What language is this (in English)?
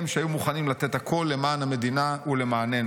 Hebrew